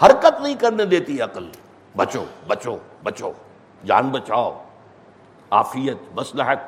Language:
Urdu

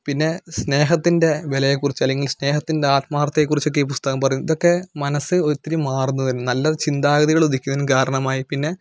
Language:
Malayalam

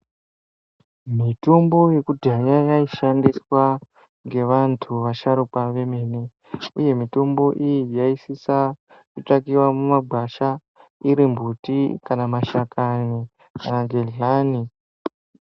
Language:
Ndau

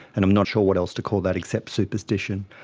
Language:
English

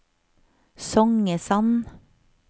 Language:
Norwegian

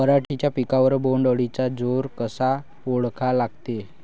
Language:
Marathi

